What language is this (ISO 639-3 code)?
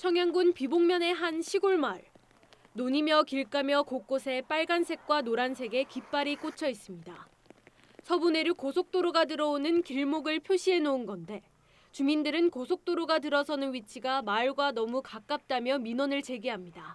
kor